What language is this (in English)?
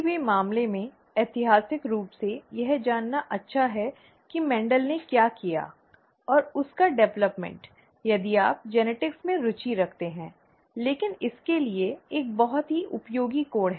Hindi